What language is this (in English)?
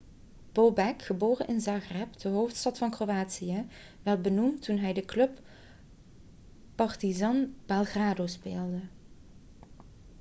Dutch